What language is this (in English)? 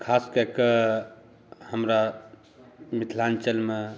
Maithili